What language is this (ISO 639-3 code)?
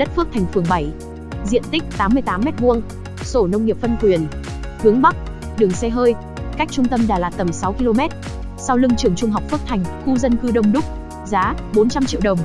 vie